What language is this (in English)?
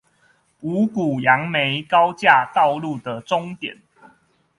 Chinese